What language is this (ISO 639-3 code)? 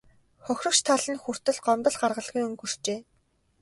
mon